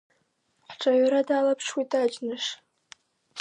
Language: Abkhazian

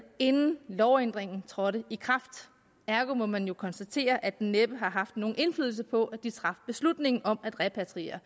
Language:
Danish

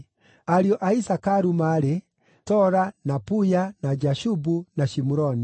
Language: Kikuyu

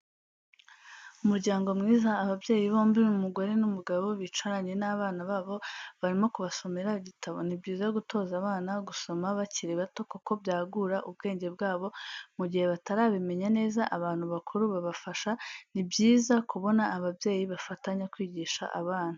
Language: Kinyarwanda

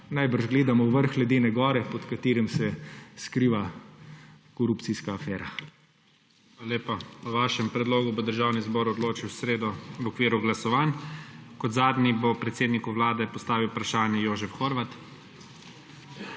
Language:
Slovenian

